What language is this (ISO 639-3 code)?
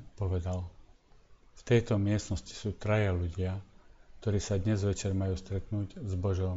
slk